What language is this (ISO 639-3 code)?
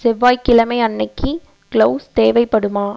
tam